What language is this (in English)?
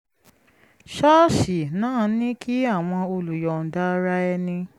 Yoruba